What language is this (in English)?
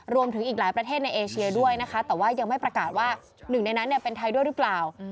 Thai